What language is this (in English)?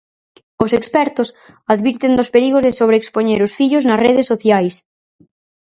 Galician